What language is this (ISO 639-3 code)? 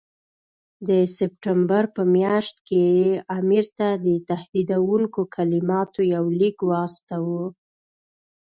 pus